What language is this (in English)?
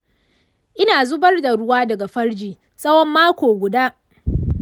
Hausa